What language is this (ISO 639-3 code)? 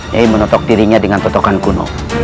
ind